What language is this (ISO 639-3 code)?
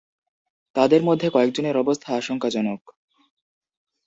ben